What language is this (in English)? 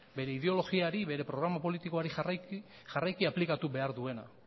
Basque